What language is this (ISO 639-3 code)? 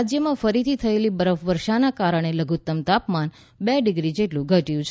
guj